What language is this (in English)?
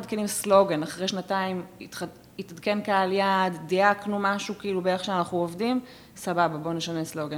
Hebrew